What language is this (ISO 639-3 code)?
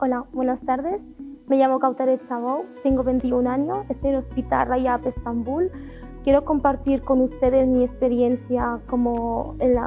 spa